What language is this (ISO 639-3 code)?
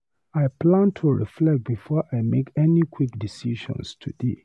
pcm